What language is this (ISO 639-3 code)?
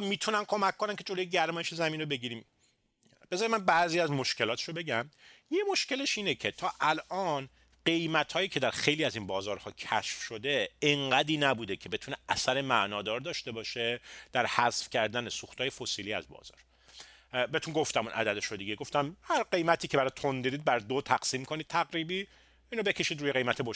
fas